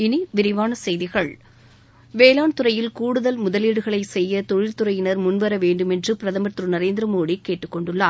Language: Tamil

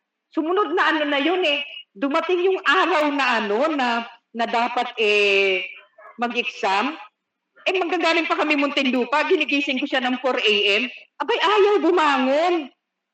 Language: Filipino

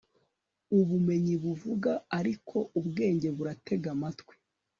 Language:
Kinyarwanda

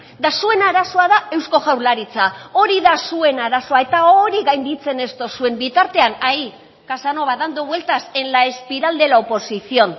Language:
Basque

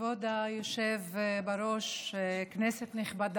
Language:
Hebrew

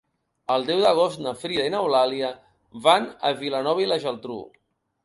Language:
Catalan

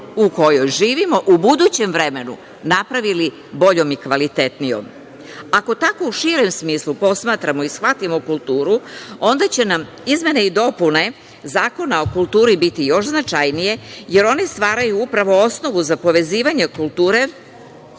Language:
Serbian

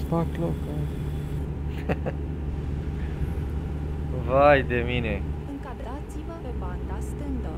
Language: Romanian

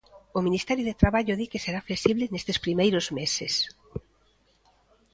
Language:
Galician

